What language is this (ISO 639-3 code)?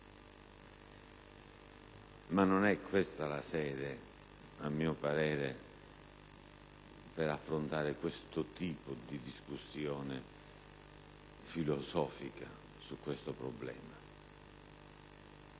ita